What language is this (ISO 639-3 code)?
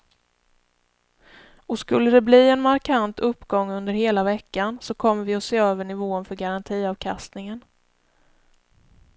swe